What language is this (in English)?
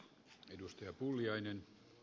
Finnish